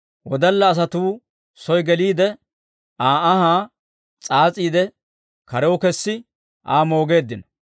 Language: Dawro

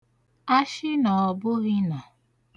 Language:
Igbo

